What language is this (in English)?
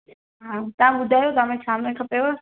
Sindhi